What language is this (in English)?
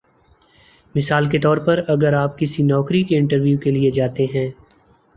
Urdu